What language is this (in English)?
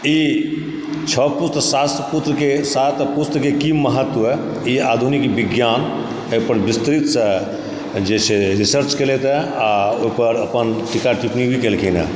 Maithili